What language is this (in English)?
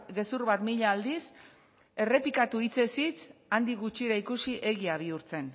Basque